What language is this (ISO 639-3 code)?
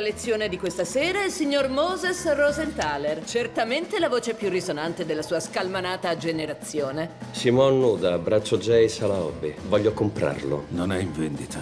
ita